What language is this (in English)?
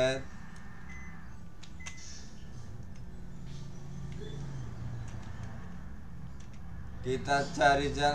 Indonesian